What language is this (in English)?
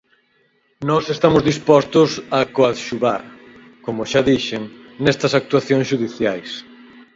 Galician